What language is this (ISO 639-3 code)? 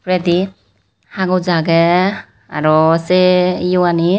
ccp